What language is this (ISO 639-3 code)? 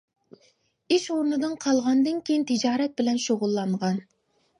uig